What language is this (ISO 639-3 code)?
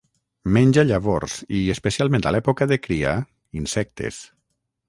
cat